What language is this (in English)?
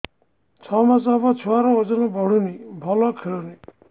Odia